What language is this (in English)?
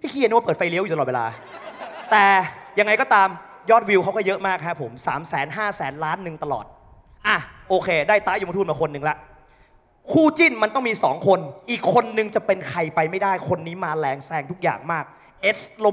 Thai